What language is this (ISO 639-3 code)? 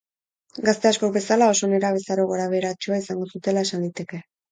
eus